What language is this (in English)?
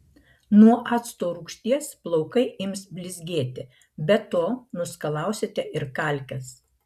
Lithuanian